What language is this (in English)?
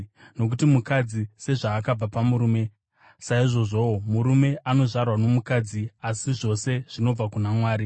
Shona